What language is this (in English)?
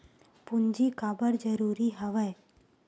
Chhattisgarhi